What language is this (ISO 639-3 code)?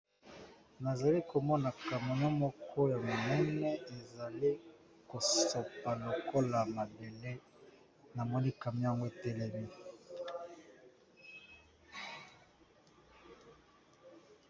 lin